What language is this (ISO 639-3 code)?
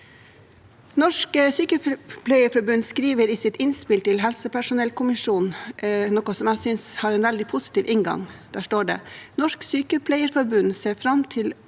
nor